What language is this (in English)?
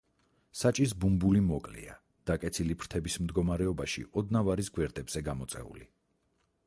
Georgian